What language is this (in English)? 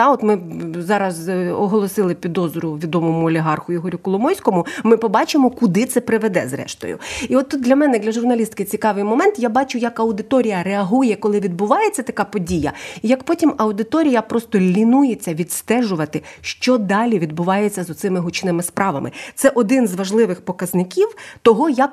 Ukrainian